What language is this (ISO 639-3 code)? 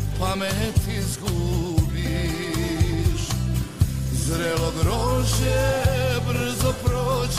hrv